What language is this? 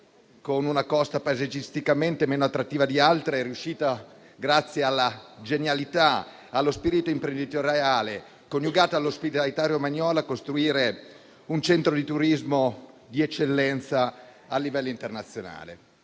Italian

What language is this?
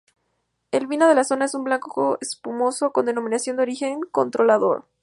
Spanish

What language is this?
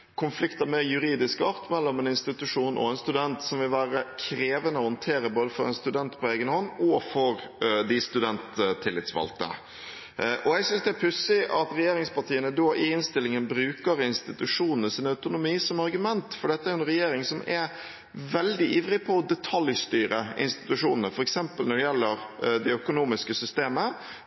Norwegian Bokmål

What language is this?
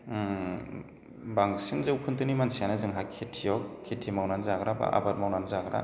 Bodo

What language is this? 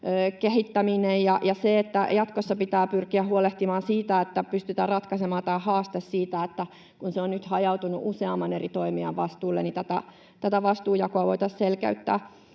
Finnish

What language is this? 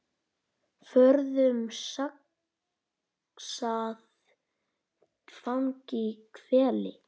Icelandic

